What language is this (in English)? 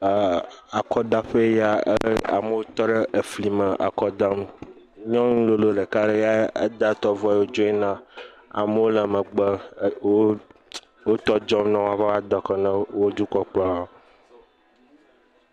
Ewe